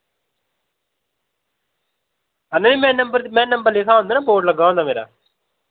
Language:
Dogri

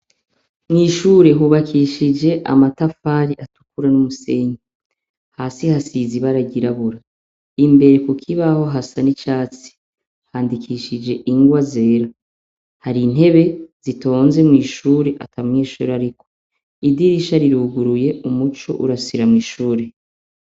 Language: Rundi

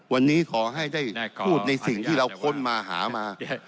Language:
Thai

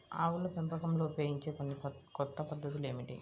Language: Telugu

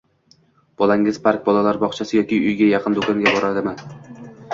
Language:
Uzbek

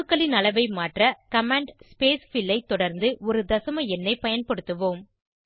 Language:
Tamil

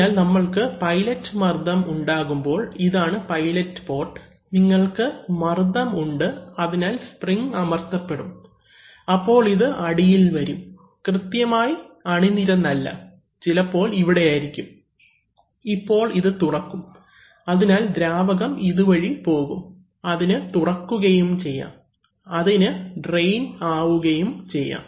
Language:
Malayalam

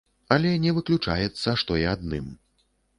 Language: Belarusian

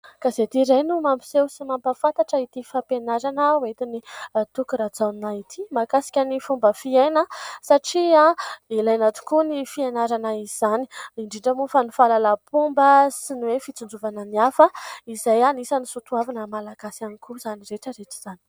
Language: Malagasy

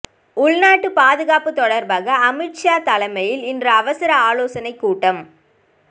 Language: Tamil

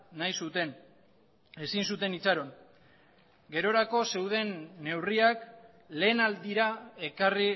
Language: Basque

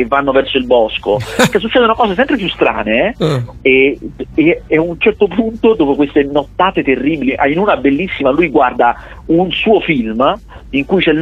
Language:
Italian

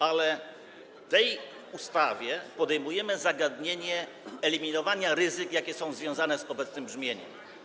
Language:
Polish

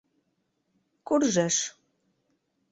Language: Mari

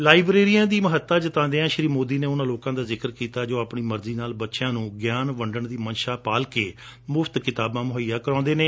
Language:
Punjabi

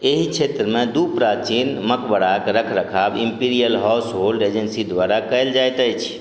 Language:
Maithili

